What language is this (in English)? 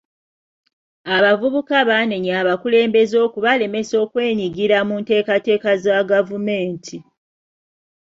Ganda